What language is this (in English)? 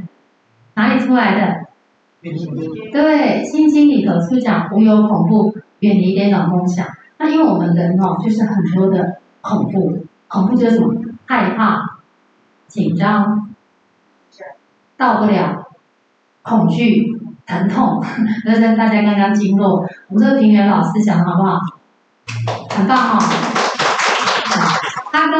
Chinese